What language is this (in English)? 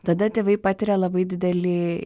Lithuanian